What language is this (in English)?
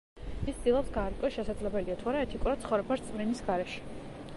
Georgian